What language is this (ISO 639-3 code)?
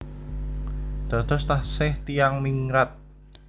jav